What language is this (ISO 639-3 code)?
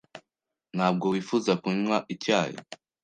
kin